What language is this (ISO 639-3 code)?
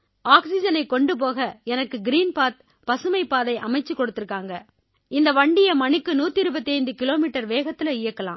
tam